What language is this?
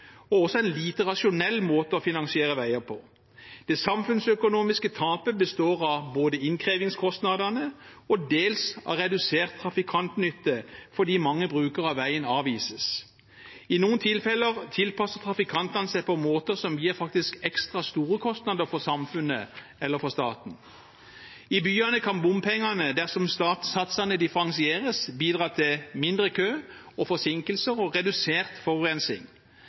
Norwegian Bokmål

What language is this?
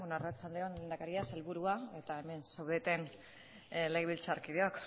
Basque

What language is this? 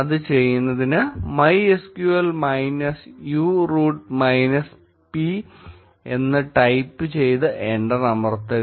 Malayalam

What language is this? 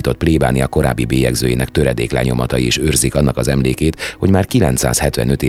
Hungarian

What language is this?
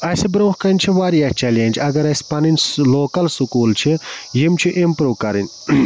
Kashmiri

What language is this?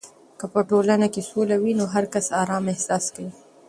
Pashto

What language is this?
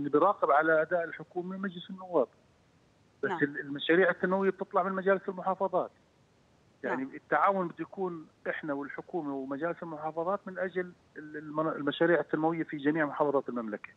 Arabic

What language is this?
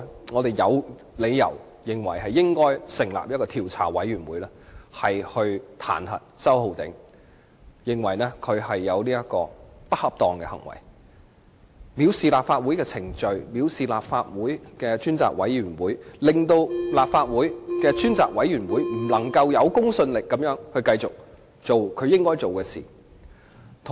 Cantonese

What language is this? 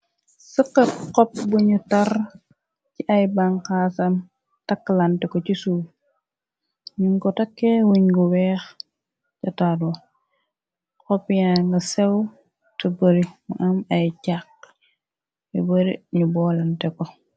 Wolof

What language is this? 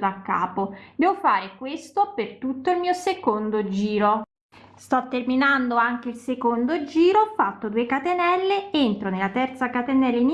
Italian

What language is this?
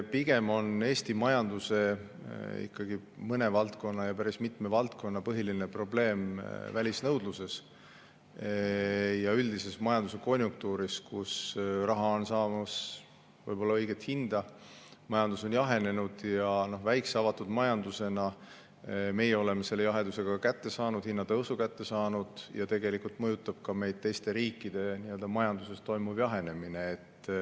Estonian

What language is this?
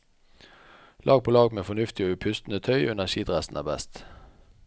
Norwegian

